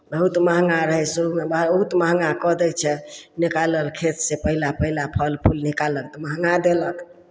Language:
Maithili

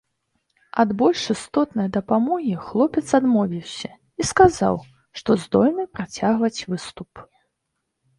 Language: Belarusian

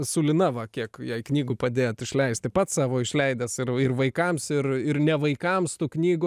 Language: Lithuanian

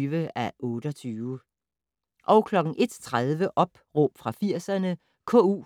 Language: Danish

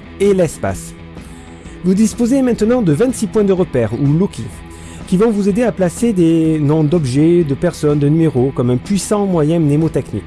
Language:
French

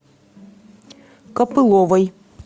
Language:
Russian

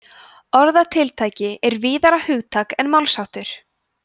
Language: Icelandic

